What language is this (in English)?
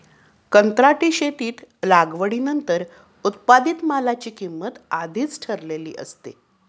Marathi